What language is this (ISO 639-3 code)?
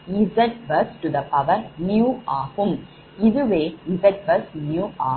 tam